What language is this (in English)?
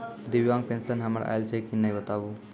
Maithili